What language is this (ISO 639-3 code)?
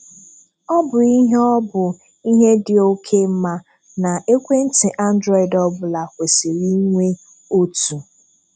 ibo